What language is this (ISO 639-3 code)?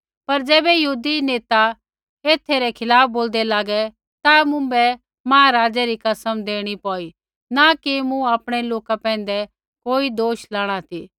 kfx